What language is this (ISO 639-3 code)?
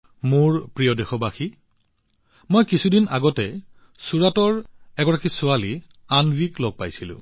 asm